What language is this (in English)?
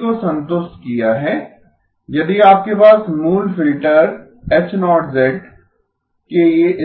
Hindi